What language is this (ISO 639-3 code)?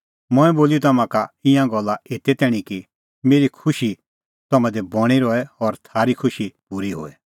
kfx